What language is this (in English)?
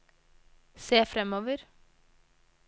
Norwegian